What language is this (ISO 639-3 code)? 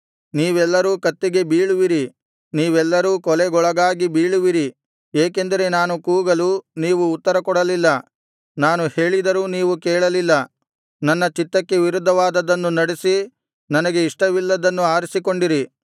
kan